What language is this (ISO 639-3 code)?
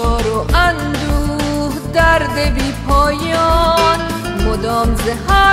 fas